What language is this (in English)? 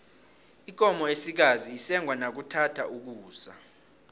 South Ndebele